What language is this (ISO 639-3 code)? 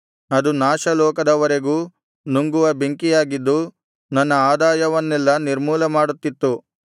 kan